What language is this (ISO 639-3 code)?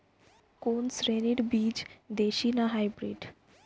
ben